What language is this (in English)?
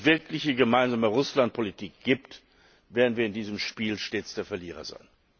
German